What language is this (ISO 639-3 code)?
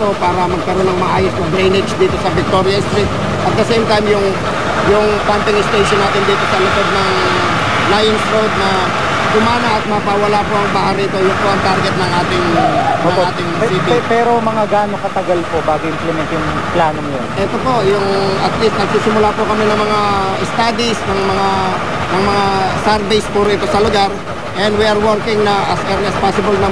fil